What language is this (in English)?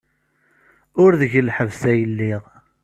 Kabyle